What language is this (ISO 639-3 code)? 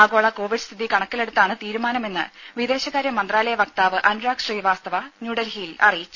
mal